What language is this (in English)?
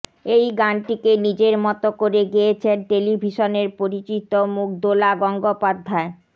Bangla